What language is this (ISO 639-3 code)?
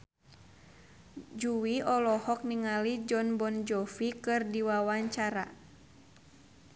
sun